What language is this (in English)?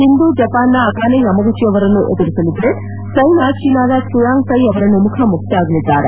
Kannada